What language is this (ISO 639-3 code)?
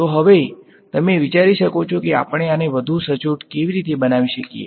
guj